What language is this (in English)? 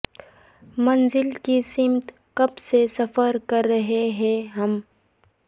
Urdu